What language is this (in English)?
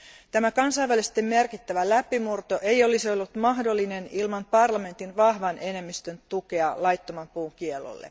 Finnish